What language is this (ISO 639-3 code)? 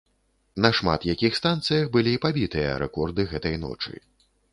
bel